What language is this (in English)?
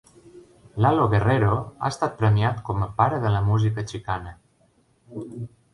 Catalan